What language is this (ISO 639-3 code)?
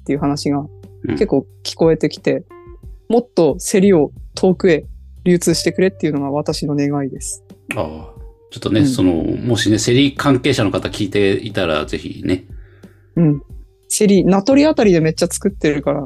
jpn